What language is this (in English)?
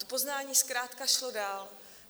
Czech